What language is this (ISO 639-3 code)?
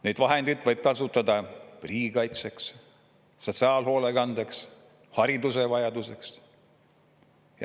est